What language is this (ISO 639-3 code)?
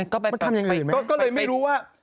tha